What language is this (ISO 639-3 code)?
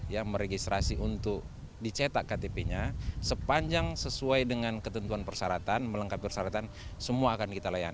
ind